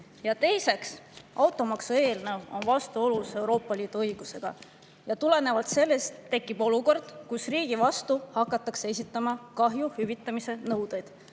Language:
Estonian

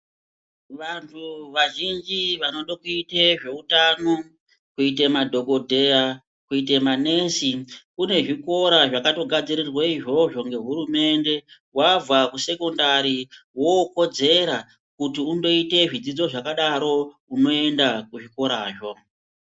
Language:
Ndau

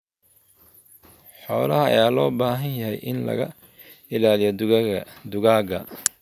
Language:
Somali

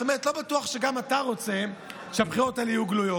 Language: Hebrew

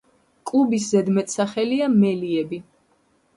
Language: Georgian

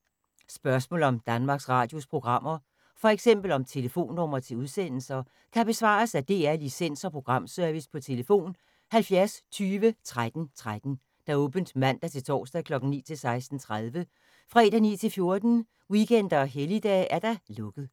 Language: Danish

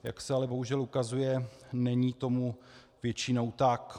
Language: Czech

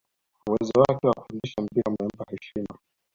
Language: Swahili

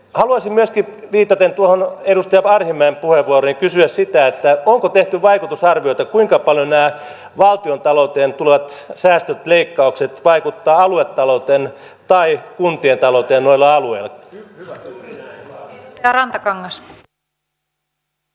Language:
Finnish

